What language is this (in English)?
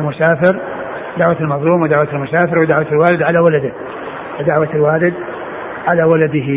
Arabic